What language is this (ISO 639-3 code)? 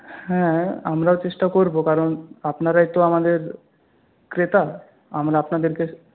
ben